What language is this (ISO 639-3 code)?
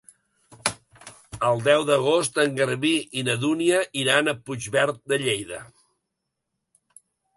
cat